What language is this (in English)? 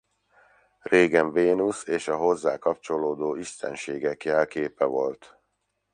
Hungarian